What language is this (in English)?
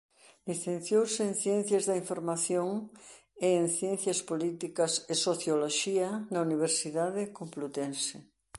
Galician